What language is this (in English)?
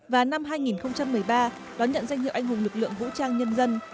Vietnamese